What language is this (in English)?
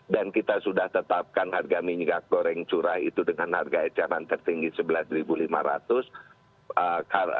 Indonesian